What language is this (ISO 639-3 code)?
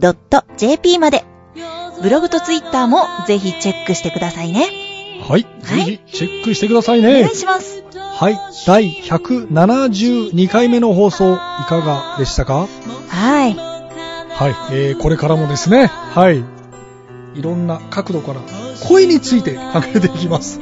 jpn